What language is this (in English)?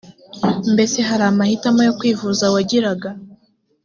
Kinyarwanda